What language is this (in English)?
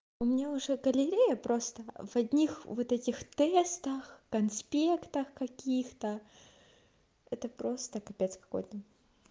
Russian